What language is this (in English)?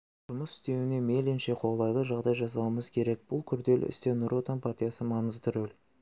Kazakh